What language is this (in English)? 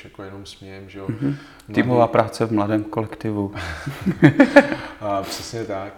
Czech